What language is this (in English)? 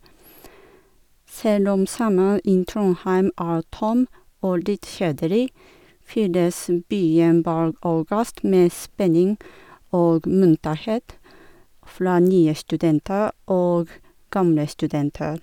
Norwegian